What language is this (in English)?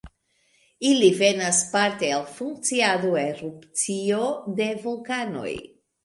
Esperanto